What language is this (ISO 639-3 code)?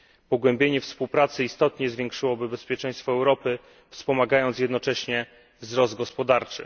pol